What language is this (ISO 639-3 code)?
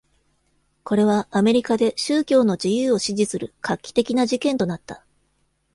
jpn